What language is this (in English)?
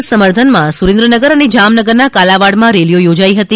Gujarati